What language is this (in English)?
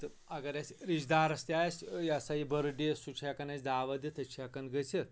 Kashmiri